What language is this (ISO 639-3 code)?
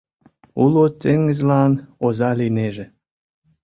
chm